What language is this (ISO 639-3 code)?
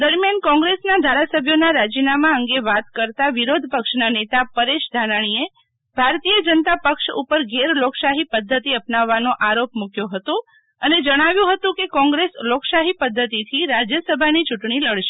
guj